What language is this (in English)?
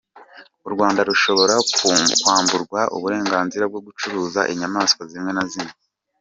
Kinyarwanda